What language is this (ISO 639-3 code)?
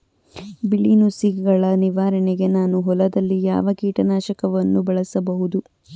kan